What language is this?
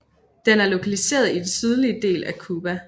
Danish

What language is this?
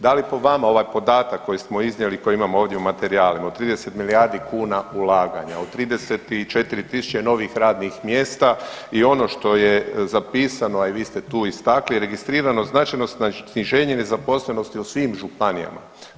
Croatian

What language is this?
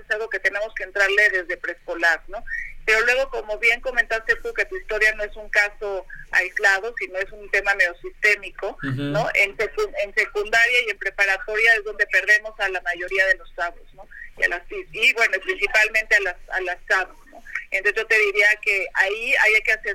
Spanish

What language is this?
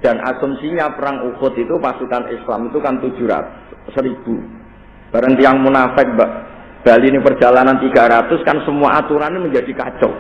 Indonesian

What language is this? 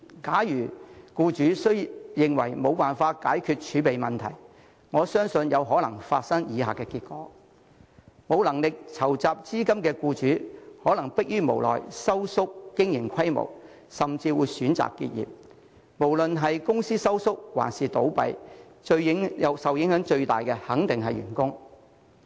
Cantonese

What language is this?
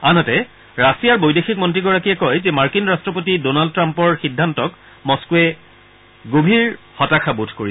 Assamese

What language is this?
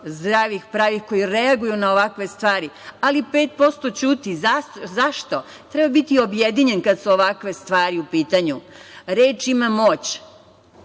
Serbian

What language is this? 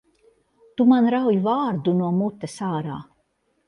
Latvian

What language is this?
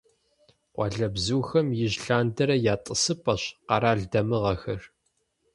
Kabardian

